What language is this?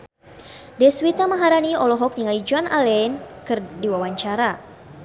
Sundanese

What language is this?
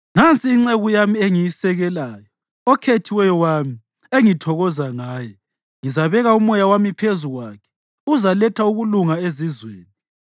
North Ndebele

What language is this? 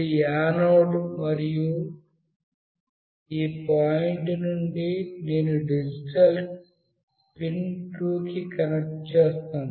Telugu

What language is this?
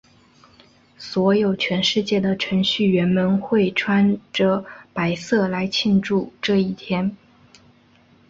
Chinese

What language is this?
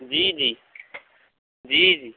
Urdu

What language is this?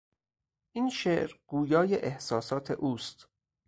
Persian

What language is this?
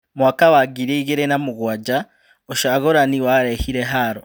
Kikuyu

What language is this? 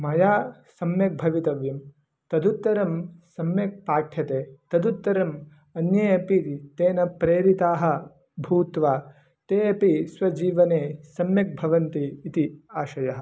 Sanskrit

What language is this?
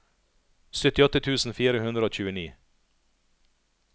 Norwegian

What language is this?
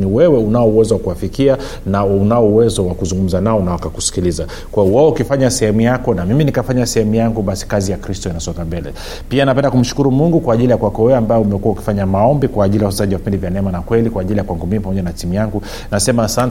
Swahili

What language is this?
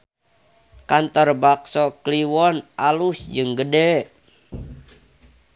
Sundanese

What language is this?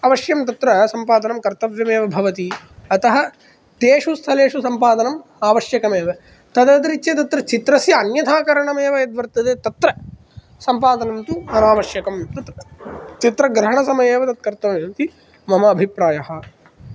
Sanskrit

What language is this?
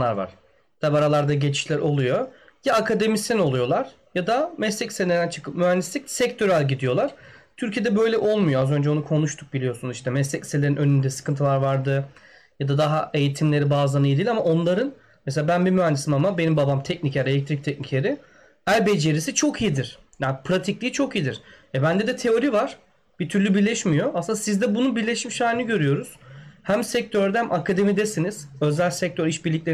Turkish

